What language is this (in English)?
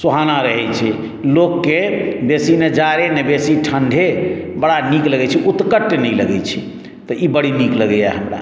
Maithili